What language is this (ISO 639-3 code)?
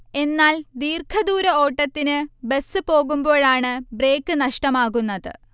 mal